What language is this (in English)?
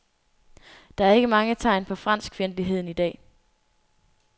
Danish